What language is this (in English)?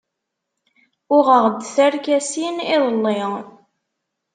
Kabyle